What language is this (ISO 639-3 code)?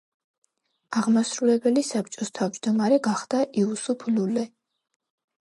kat